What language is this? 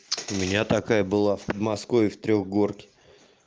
Russian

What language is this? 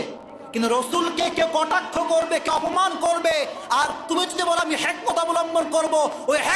Turkish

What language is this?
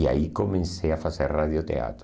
Portuguese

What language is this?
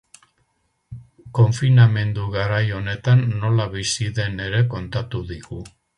Basque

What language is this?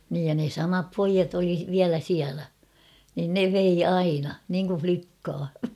Finnish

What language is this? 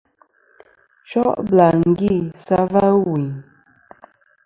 Kom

